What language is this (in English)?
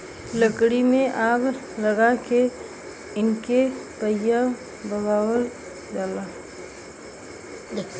Bhojpuri